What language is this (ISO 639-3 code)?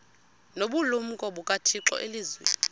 xho